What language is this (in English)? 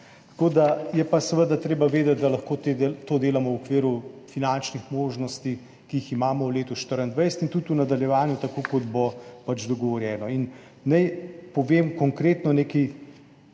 Slovenian